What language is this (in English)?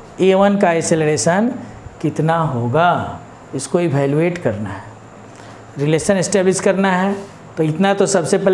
Hindi